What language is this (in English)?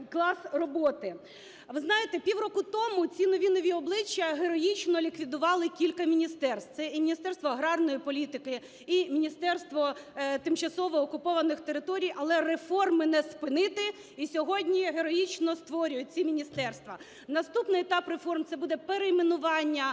Ukrainian